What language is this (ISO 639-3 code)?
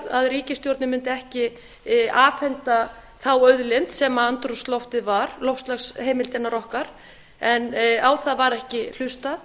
isl